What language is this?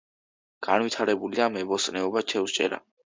Georgian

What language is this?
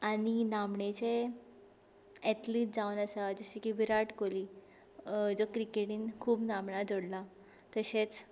Konkani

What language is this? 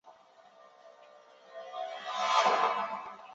Chinese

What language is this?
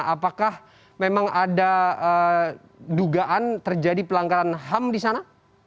Indonesian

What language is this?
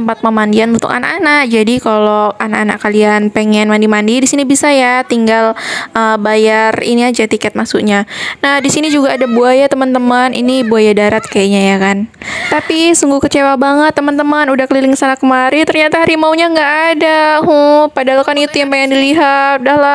Indonesian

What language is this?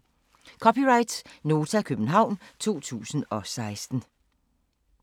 Danish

